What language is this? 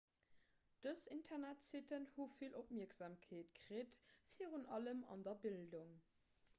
Luxembourgish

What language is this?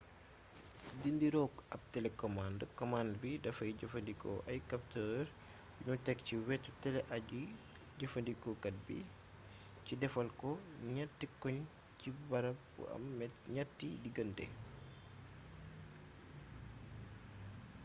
Wolof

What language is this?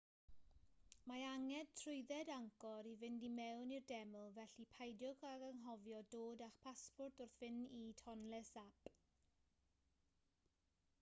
Welsh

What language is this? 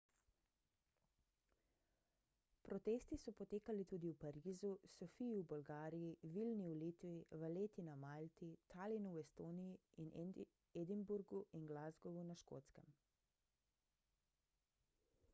Slovenian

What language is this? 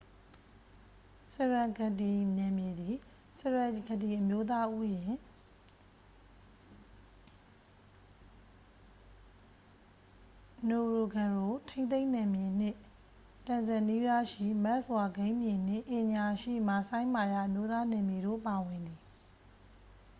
Burmese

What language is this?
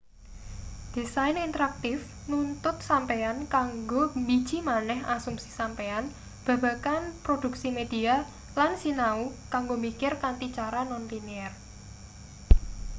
Javanese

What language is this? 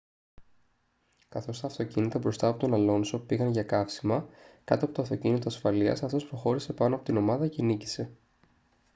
Greek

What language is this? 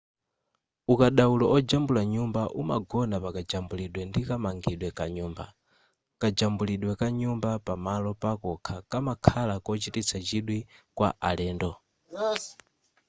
Nyanja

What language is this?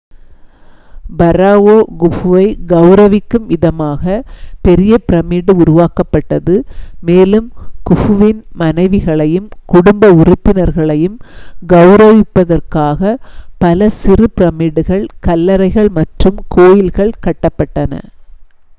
Tamil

